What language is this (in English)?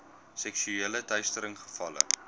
Afrikaans